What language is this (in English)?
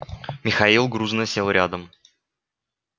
Russian